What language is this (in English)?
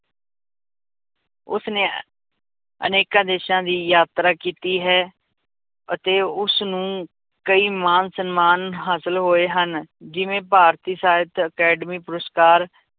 Punjabi